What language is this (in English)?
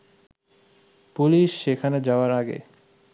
Bangla